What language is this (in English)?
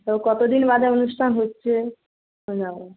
Bangla